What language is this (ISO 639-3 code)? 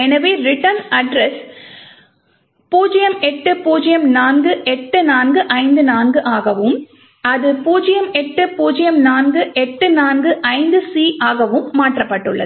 tam